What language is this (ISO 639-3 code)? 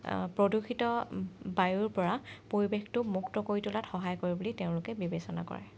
asm